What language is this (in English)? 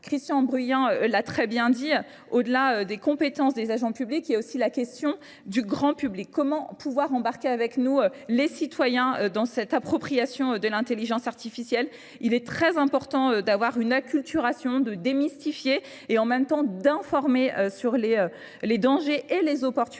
French